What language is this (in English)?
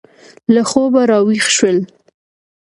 Pashto